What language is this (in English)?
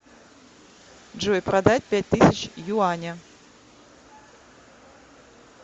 Russian